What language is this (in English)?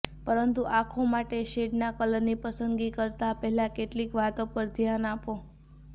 Gujarati